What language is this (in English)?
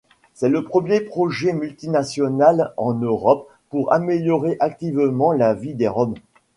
French